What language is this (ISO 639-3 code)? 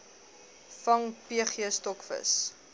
afr